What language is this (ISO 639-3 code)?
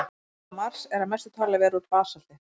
isl